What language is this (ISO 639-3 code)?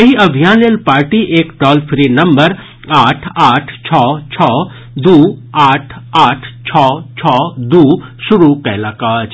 mai